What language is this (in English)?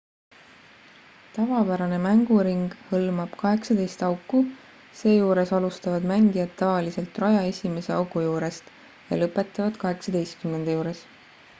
Estonian